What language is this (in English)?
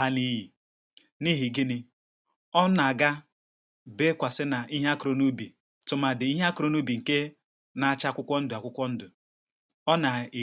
Igbo